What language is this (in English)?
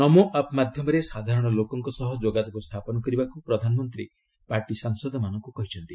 Odia